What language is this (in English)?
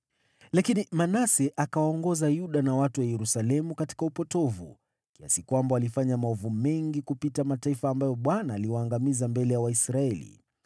Swahili